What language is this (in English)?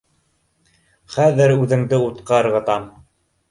Bashkir